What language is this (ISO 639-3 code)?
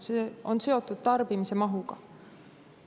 est